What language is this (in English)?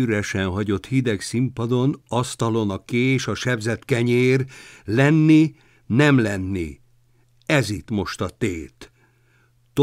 Hungarian